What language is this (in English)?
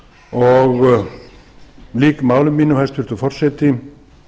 Icelandic